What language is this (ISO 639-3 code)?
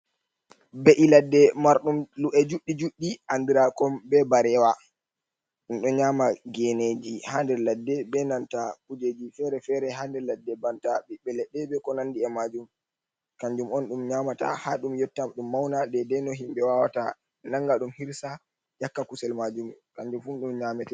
ful